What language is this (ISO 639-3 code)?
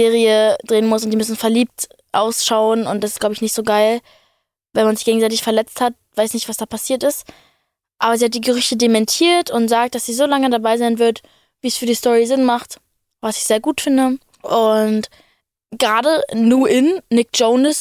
deu